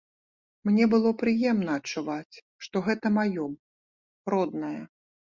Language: Belarusian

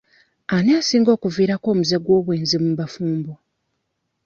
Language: Ganda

